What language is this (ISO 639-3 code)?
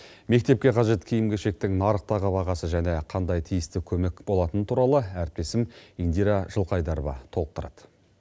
kaz